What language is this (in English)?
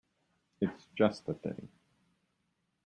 English